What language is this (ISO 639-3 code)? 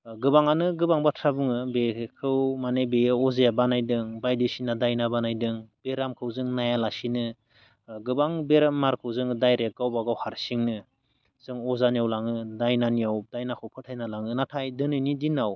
brx